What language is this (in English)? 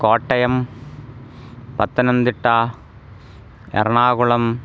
Sanskrit